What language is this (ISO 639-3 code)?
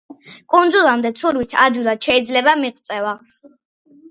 kat